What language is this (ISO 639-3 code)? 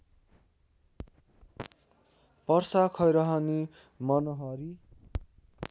nep